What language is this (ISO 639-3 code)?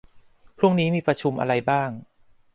tha